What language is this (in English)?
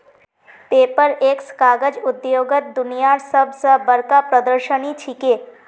Magahi